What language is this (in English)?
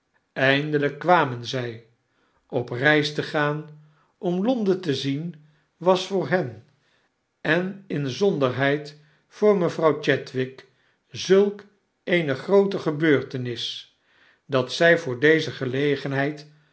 Dutch